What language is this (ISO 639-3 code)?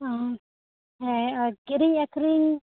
sat